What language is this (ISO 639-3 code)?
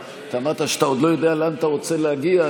heb